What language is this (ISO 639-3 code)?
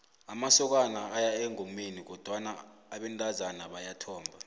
nbl